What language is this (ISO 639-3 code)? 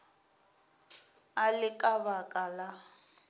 nso